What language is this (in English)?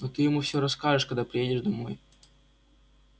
Russian